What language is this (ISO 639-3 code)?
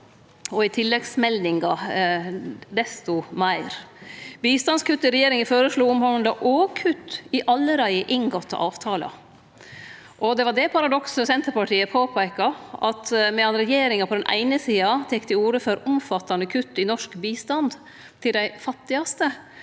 nor